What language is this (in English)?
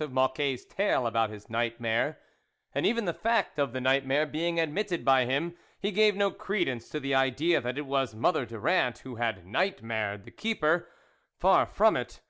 English